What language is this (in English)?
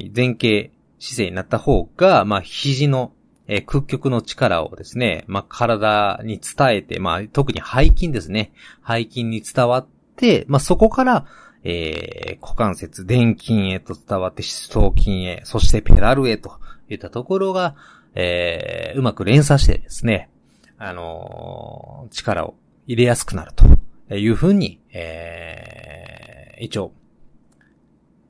Japanese